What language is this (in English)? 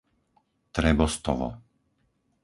Slovak